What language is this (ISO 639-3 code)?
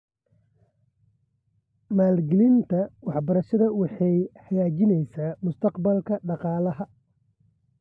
som